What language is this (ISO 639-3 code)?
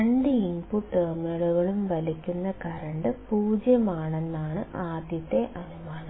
mal